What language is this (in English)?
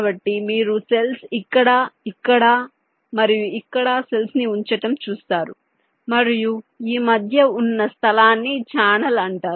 Telugu